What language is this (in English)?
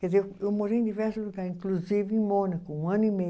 Portuguese